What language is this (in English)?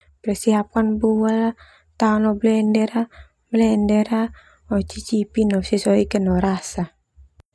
Termanu